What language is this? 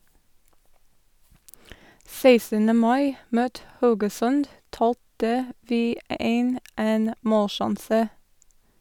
Norwegian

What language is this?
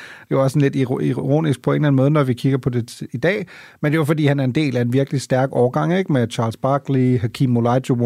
Danish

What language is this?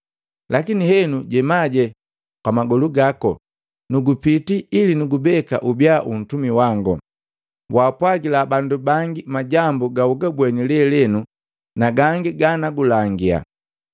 Matengo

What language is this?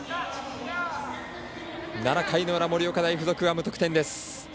Japanese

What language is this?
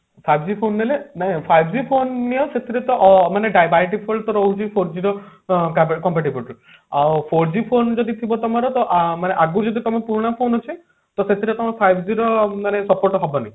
Odia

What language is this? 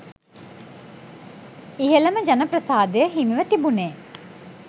Sinhala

